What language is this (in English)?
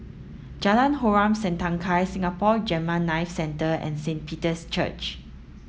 English